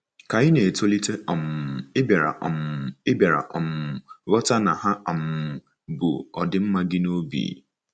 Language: Igbo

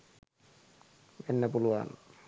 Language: Sinhala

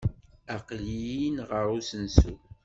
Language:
Kabyle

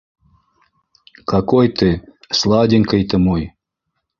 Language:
Bashkir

